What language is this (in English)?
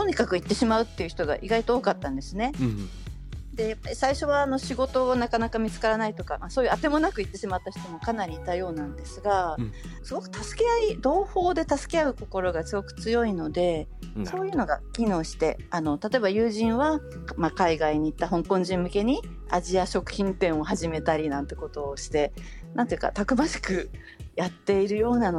Japanese